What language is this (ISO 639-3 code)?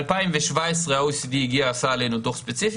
heb